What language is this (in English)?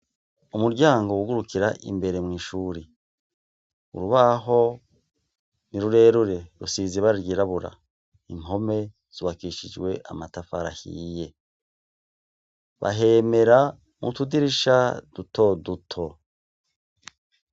Rundi